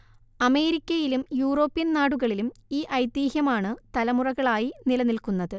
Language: Malayalam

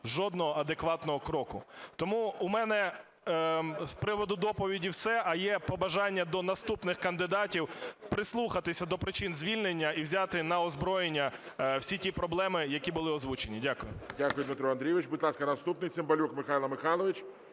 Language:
Ukrainian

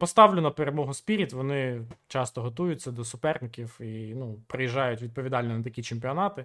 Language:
Ukrainian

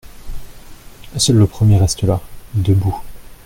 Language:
French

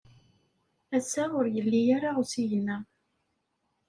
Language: Kabyle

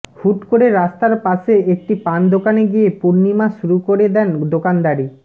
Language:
Bangla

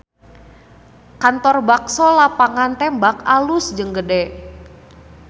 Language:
Sundanese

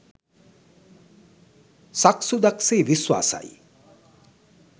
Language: Sinhala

